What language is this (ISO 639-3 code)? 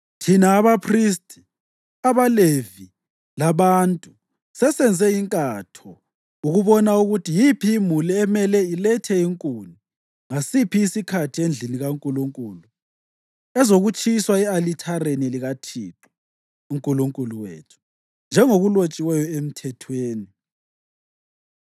nde